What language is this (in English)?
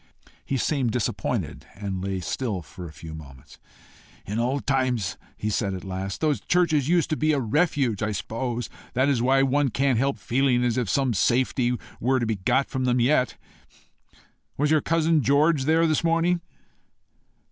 English